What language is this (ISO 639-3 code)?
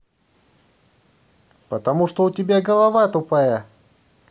rus